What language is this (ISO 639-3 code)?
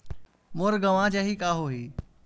hne